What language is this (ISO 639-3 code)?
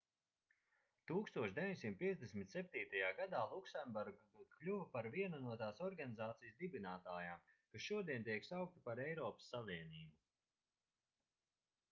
lav